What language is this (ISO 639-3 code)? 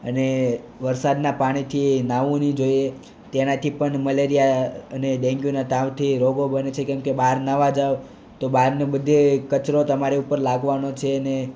guj